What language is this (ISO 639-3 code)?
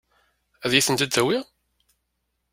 kab